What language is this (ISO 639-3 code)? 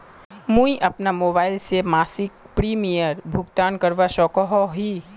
mag